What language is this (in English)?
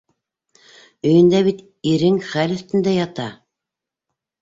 Bashkir